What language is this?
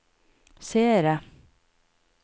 Norwegian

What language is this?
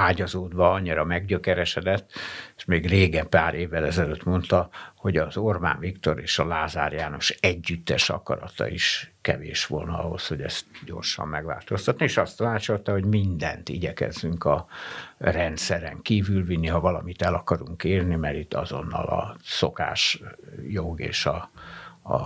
Hungarian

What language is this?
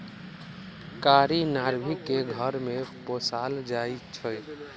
Magahi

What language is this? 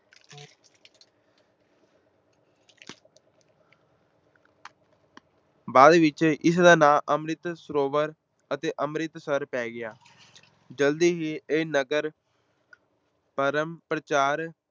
Punjabi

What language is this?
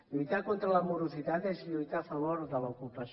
Catalan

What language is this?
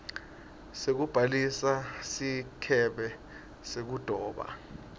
Swati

